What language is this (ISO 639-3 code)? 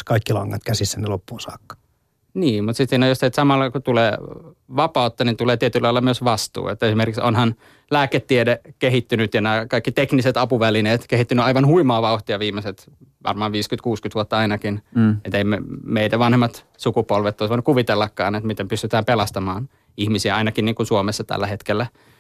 fin